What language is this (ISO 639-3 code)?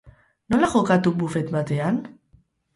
eus